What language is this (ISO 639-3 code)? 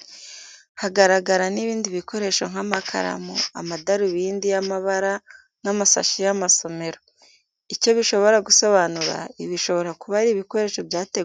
kin